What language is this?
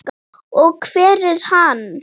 Icelandic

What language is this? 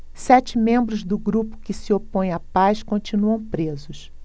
Portuguese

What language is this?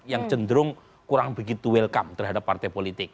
Indonesian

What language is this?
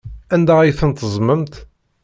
Kabyle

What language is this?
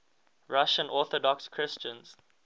English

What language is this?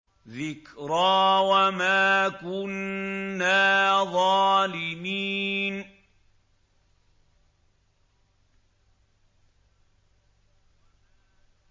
Arabic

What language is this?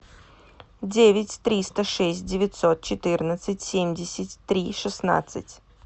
Russian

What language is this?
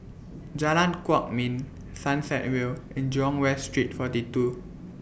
English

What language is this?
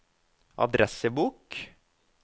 Norwegian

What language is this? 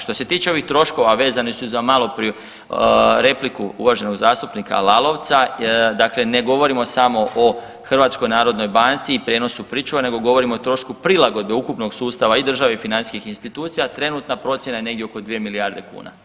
Croatian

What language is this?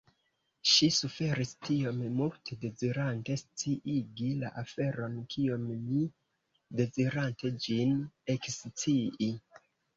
Esperanto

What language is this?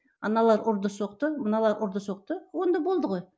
Kazakh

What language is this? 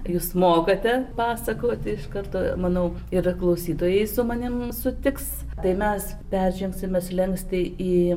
Lithuanian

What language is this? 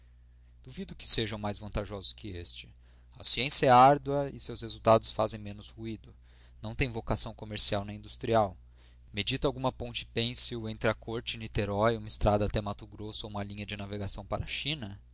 Portuguese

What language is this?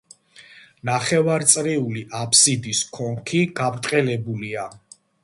Georgian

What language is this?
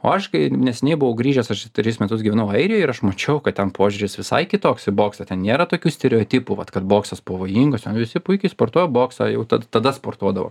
Lithuanian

